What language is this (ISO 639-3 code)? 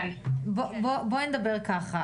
heb